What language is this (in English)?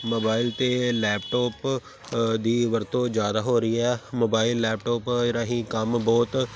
Punjabi